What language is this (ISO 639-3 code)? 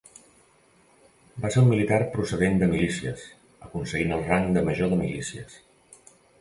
cat